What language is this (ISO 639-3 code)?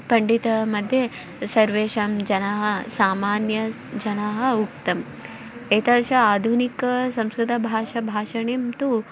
san